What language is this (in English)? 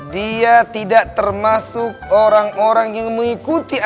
Indonesian